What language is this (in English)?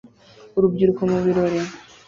Kinyarwanda